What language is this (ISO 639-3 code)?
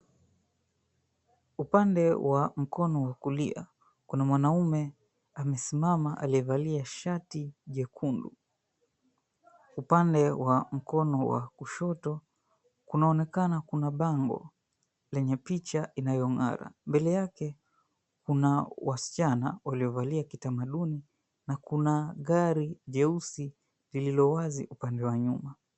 swa